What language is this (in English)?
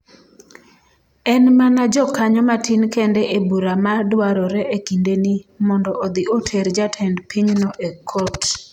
Luo (Kenya and Tanzania)